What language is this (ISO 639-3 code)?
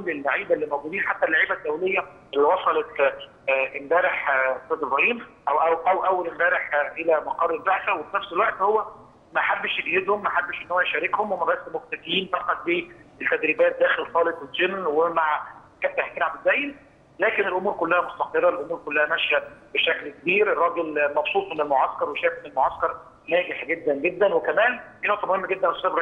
ara